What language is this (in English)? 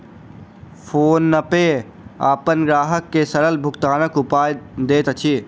Maithili